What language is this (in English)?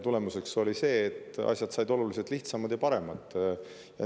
Estonian